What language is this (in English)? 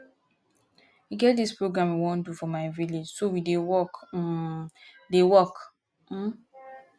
Nigerian Pidgin